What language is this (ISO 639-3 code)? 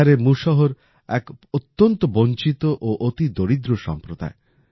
ben